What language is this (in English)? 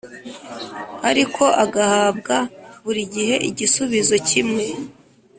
Kinyarwanda